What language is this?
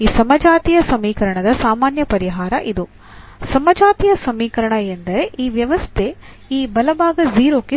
Kannada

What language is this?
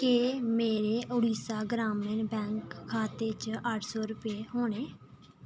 Dogri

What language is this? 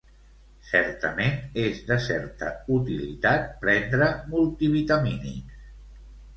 Catalan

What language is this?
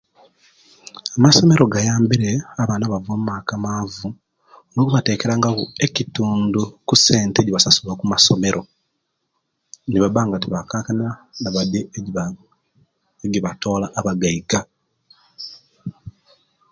Kenyi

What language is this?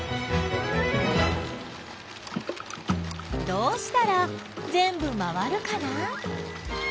Japanese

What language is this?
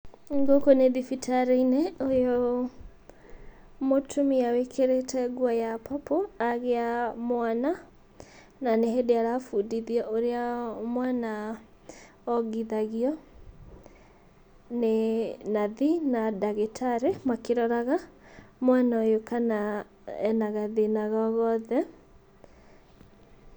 Kikuyu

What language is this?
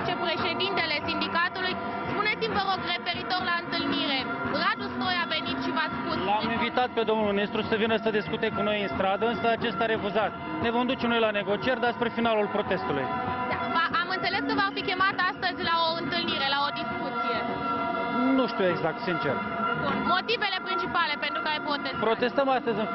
Romanian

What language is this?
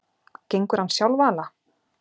Icelandic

